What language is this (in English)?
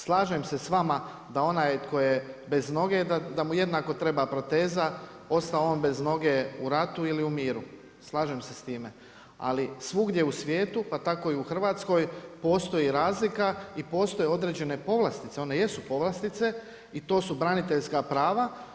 Croatian